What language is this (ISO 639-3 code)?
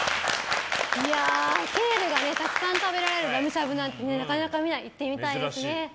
jpn